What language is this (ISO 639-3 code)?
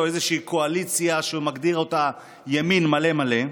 heb